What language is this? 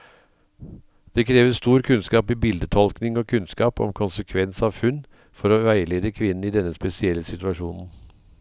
Norwegian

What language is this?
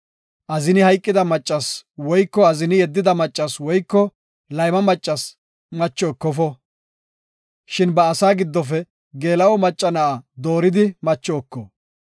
Gofa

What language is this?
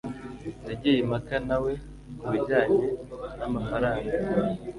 Kinyarwanda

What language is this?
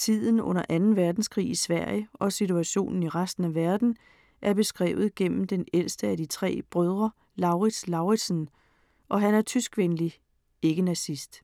Danish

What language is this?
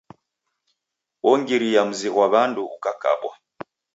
Taita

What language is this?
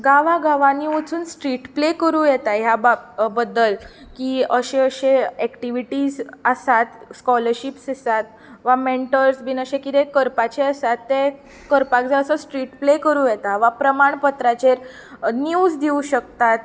Konkani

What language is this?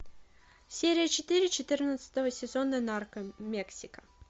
Russian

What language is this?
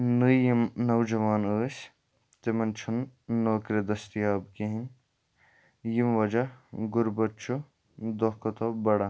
Kashmiri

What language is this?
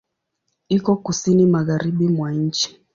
Swahili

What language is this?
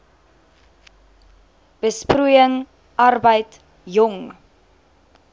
Afrikaans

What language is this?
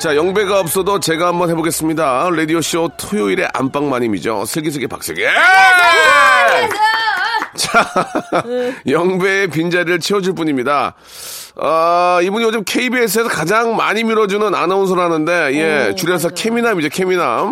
Korean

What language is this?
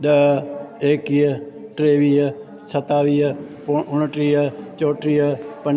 Sindhi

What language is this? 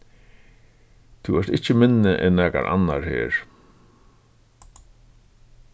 Faroese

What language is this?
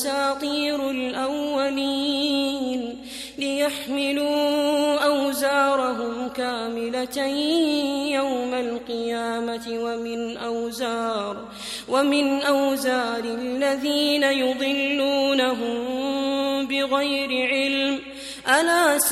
Arabic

